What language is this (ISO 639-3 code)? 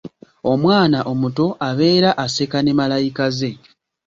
lug